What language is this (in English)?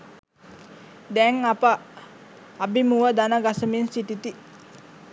Sinhala